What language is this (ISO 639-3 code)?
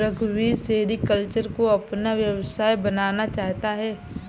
hin